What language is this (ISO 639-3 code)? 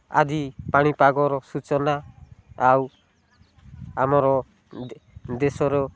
ori